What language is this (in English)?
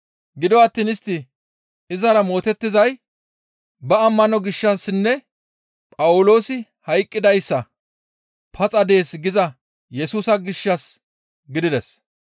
Gamo